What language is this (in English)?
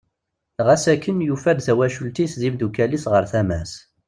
Kabyle